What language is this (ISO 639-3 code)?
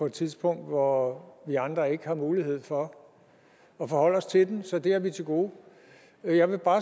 dan